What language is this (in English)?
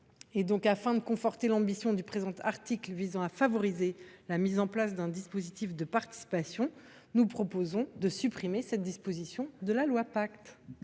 French